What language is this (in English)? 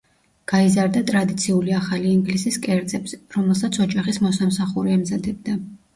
Georgian